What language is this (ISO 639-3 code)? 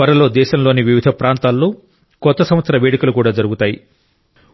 tel